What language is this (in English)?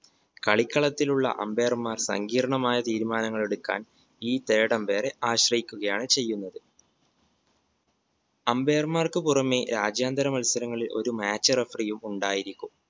Malayalam